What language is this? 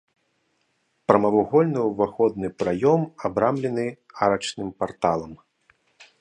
Belarusian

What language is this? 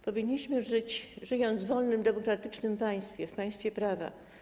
Polish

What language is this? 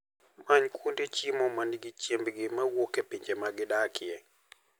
Luo (Kenya and Tanzania)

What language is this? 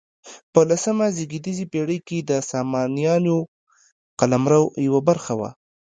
Pashto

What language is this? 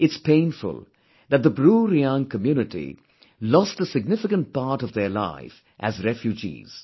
English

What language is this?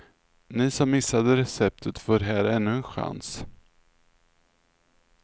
Swedish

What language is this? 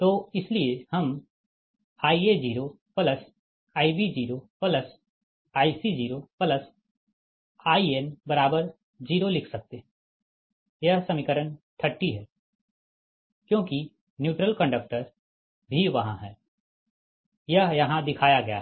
Hindi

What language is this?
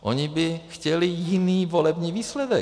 Czech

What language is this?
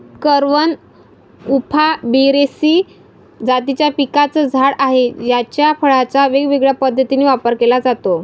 Marathi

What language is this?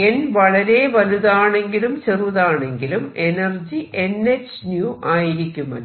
Malayalam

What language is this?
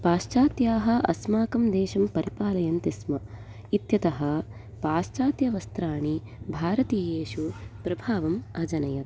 Sanskrit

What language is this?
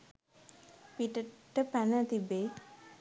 Sinhala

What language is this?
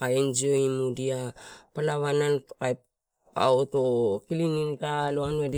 Torau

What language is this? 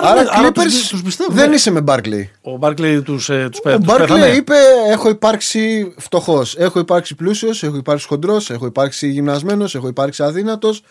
Greek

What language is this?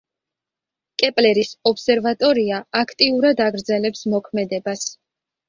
Georgian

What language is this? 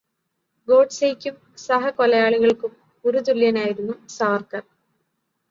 Malayalam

